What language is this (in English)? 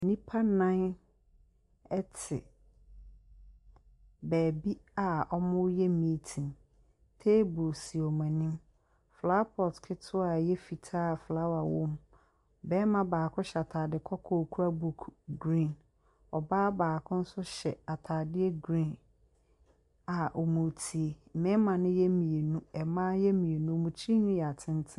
Akan